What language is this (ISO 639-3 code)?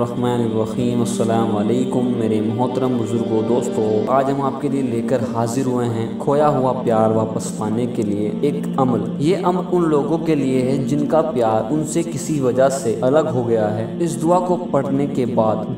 nld